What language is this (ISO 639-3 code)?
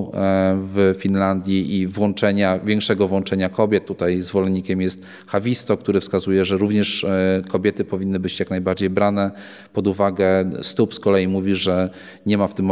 pol